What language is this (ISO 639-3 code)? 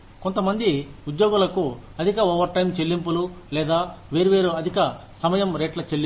tel